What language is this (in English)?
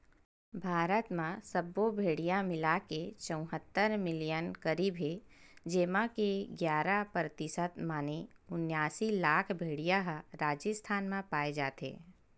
Chhattisgarhi